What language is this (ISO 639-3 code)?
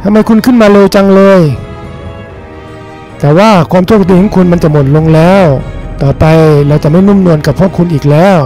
tha